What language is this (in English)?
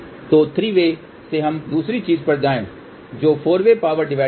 Hindi